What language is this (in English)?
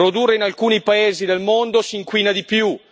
Italian